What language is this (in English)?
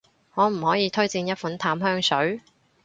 Cantonese